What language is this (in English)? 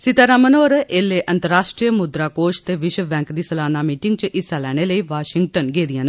Dogri